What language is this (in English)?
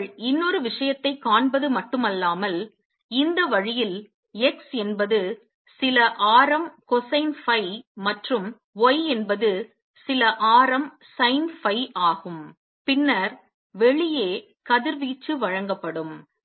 Tamil